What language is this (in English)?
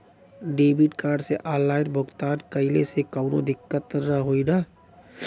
Bhojpuri